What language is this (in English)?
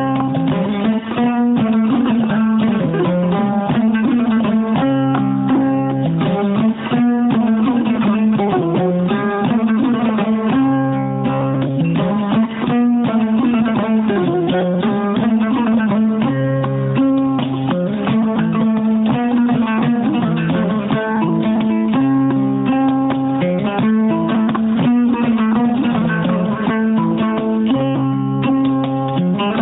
Fula